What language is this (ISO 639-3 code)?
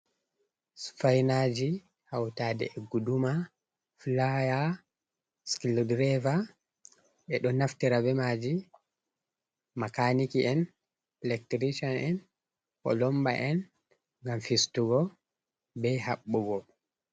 ful